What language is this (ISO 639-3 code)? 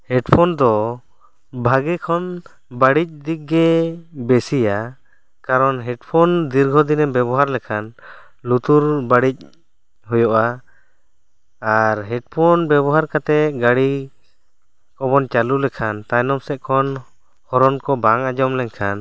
sat